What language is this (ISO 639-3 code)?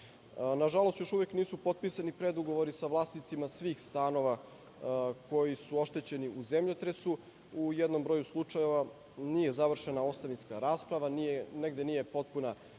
srp